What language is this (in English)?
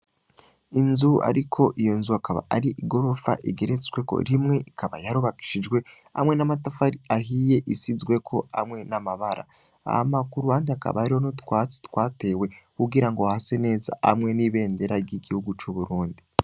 Rundi